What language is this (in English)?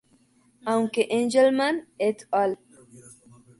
Spanish